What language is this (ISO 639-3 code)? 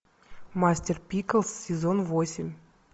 rus